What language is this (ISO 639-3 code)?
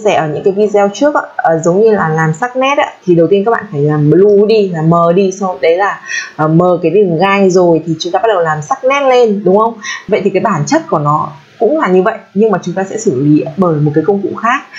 vie